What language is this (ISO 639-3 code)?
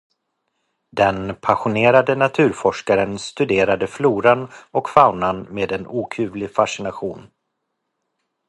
swe